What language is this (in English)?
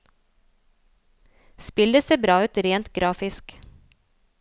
Norwegian